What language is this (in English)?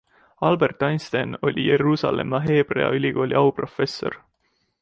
Estonian